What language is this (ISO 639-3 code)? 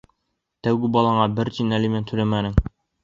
bak